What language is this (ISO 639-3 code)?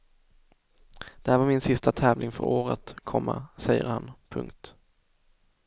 swe